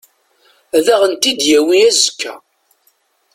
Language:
Kabyle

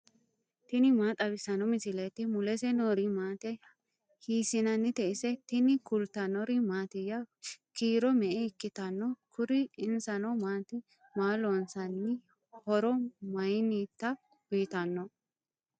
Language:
Sidamo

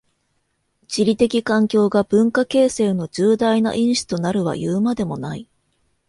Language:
Japanese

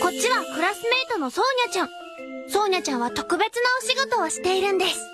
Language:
Japanese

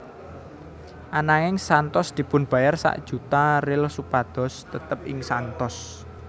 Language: Javanese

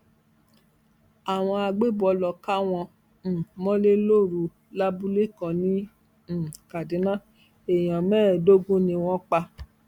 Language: Yoruba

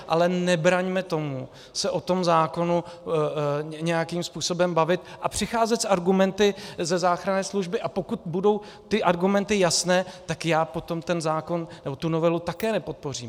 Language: Czech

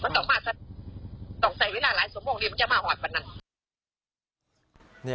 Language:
Thai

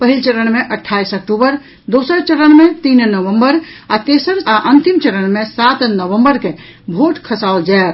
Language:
Maithili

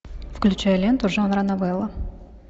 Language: Russian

